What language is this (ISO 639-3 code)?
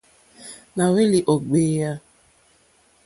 bri